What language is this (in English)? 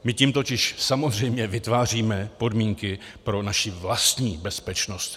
Czech